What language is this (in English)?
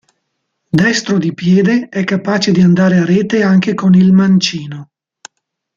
Italian